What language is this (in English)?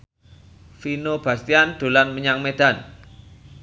Javanese